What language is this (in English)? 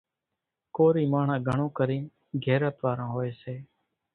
Kachi Koli